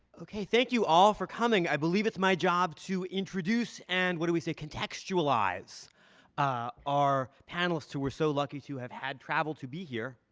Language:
English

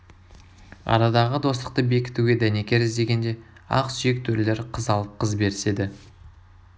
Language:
Kazakh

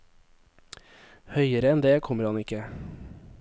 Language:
Norwegian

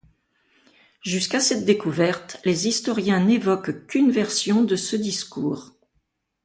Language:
French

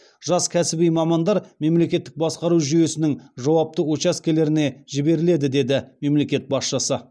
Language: Kazakh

